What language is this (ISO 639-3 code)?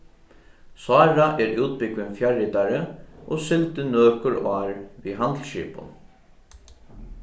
fao